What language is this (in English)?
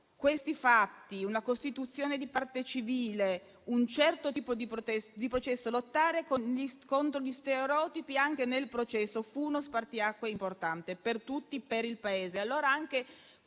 Italian